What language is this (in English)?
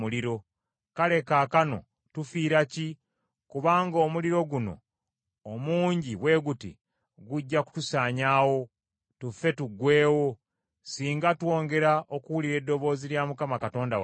Ganda